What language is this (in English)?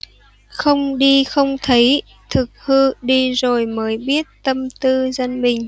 Vietnamese